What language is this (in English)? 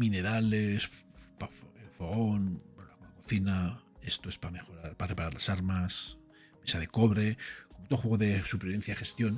Spanish